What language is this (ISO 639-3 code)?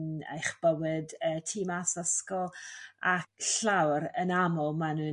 cym